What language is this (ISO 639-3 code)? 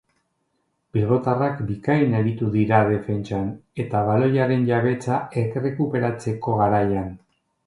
eus